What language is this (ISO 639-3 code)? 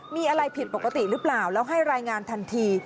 tha